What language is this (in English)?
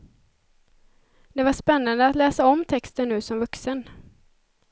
Swedish